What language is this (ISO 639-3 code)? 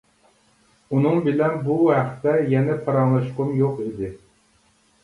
uig